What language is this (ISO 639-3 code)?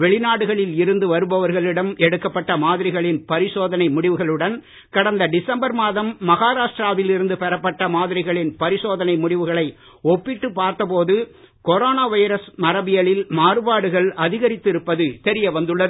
tam